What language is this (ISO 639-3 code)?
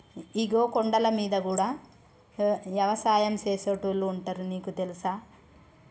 tel